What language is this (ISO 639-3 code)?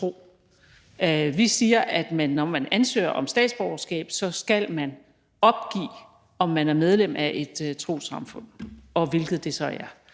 dan